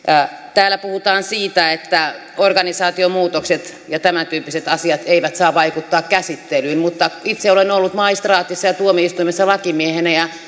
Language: Finnish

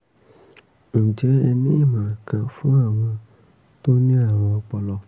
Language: Yoruba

